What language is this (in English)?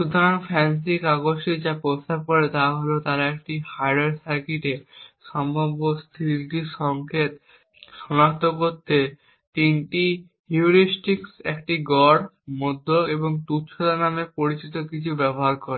Bangla